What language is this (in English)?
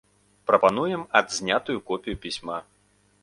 Belarusian